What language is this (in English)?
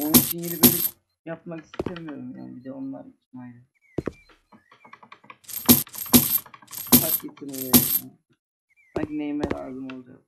Turkish